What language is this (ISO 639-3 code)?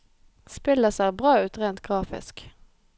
nor